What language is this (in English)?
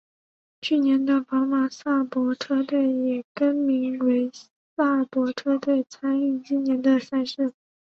Chinese